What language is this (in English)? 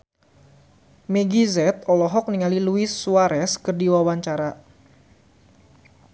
Sundanese